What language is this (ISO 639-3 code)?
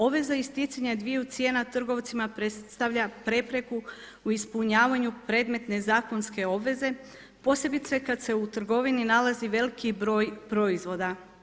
hrv